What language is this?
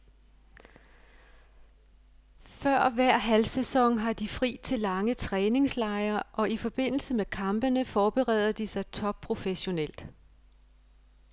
Danish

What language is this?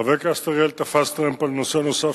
Hebrew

